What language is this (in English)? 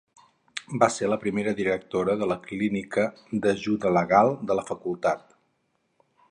Catalan